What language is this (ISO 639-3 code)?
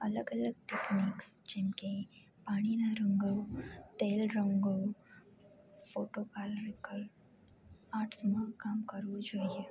guj